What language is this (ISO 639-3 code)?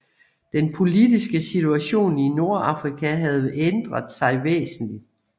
dan